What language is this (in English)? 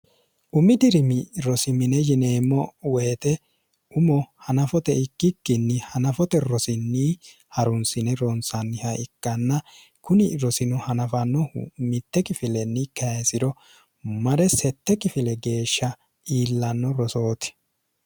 Sidamo